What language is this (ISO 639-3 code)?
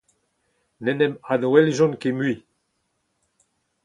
bre